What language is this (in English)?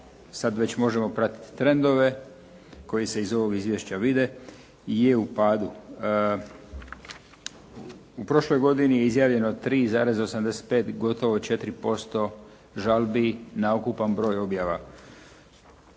Croatian